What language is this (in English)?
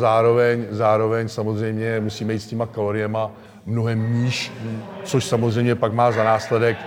Czech